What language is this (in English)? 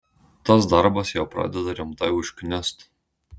Lithuanian